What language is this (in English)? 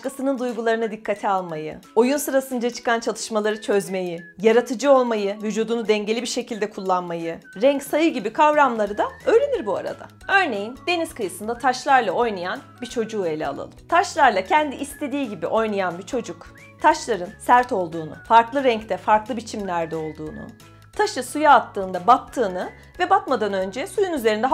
Turkish